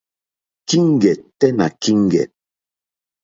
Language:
Mokpwe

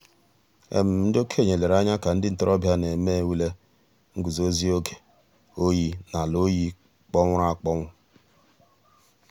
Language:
Igbo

